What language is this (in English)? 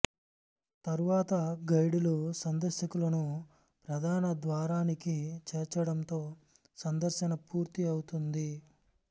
Telugu